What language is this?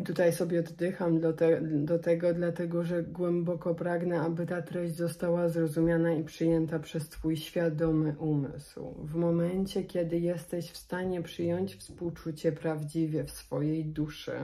Polish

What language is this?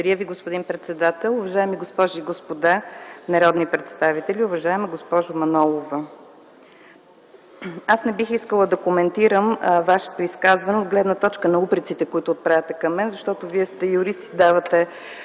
Bulgarian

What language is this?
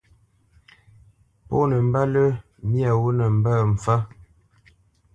Bamenyam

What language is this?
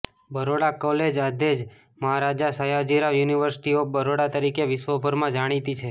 Gujarati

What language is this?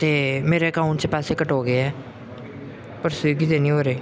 Punjabi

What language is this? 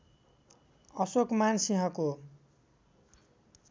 Nepali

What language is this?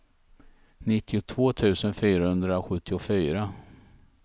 Swedish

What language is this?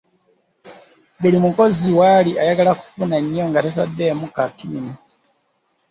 Ganda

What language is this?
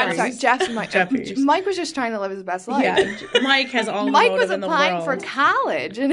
English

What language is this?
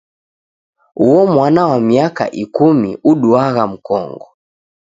Taita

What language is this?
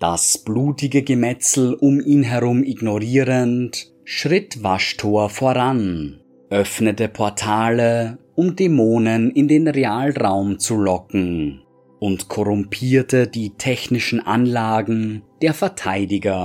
German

